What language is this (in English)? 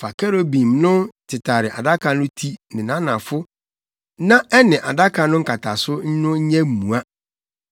Akan